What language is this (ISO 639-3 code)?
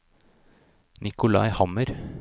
nor